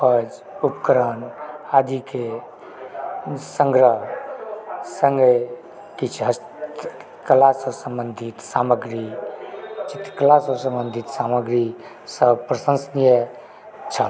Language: Maithili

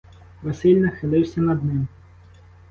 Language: Ukrainian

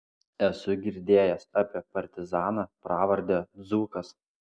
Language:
Lithuanian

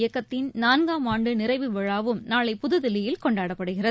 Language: Tamil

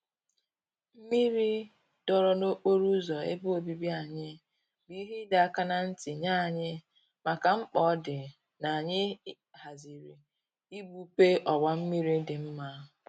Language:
Igbo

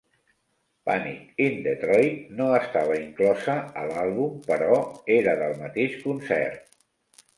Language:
Catalan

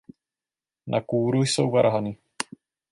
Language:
Czech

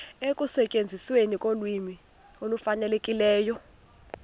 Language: Xhosa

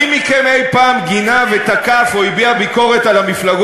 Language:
Hebrew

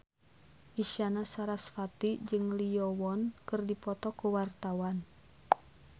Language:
Sundanese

